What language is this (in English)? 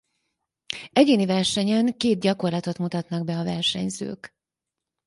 Hungarian